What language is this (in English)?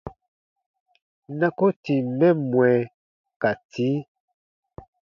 Baatonum